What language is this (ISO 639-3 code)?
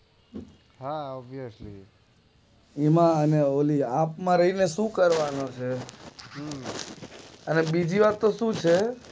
guj